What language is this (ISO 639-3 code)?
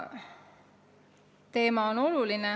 est